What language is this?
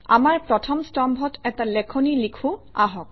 Assamese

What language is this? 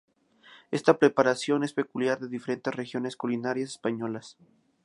Spanish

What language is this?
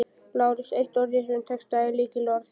Icelandic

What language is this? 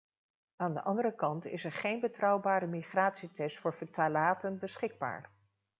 Dutch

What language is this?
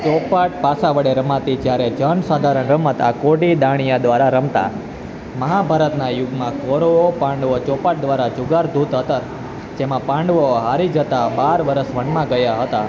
Gujarati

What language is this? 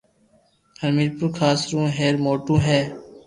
Loarki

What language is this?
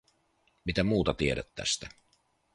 Finnish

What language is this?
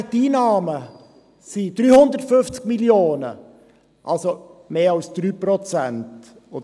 Swiss German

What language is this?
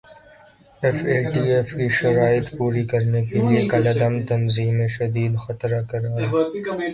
Urdu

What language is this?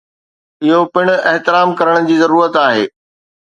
Sindhi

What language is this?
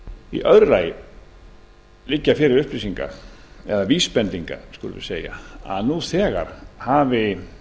Icelandic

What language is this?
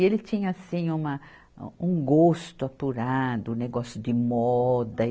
Portuguese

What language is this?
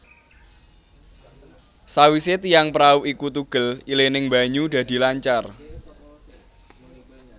Javanese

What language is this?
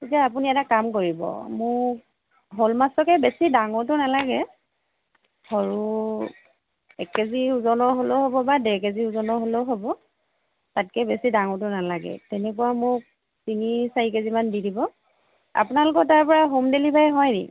Assamese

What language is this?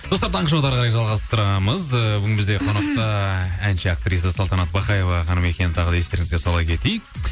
Kazakh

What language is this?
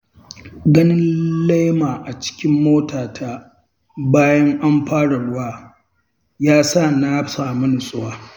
Hausa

